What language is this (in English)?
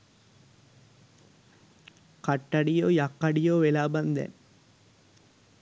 Sinhala